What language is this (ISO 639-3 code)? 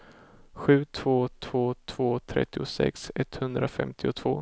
swe